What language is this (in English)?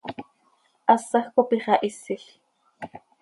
Seri